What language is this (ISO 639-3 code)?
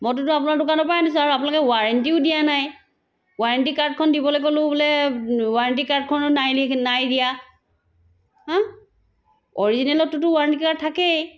asm